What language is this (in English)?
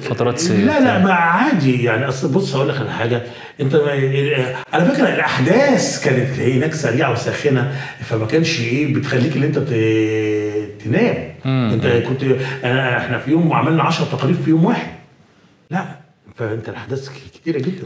Arabic